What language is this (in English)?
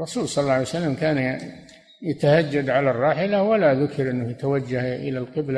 Arabic